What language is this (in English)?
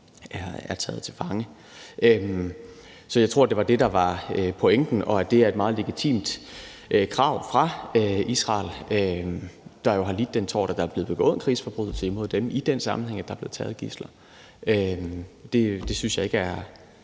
Danish